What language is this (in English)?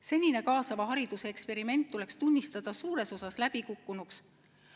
Estonian